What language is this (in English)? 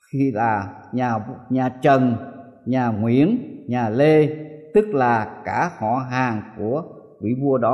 Vietnamese